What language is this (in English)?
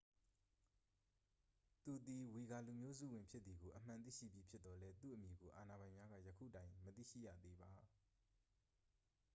Burmese